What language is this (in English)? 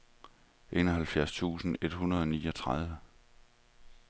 Danish